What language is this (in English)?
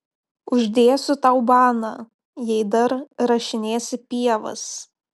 Lithuanian